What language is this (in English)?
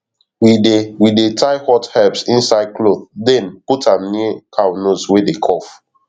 Nigerian Pidgin